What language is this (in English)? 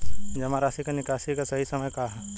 Bhojpuri